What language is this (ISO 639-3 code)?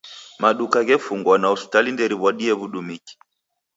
dav